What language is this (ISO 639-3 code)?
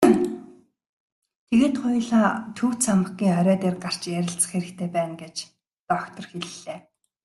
mon